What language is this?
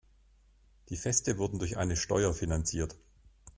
German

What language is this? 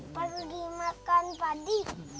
Indonesian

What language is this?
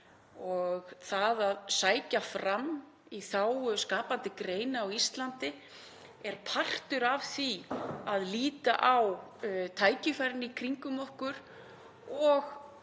Icelandic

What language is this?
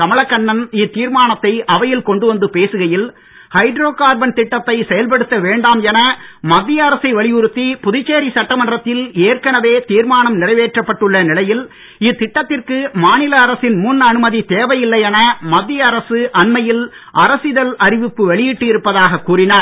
Tamil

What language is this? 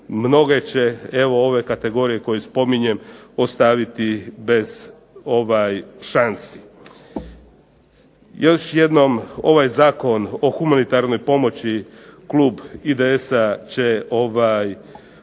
Croatian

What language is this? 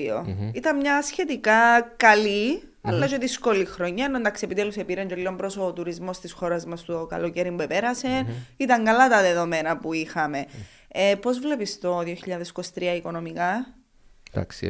Greek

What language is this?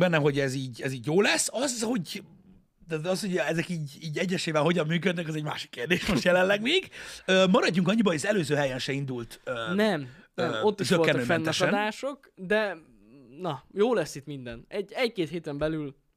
Hungarian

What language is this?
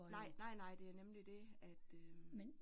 Danish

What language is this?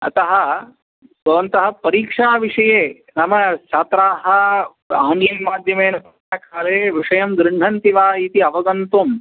Sanskrit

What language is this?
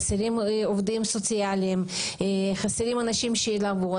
Hebrew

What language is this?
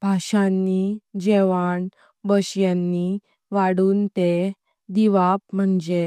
Konkani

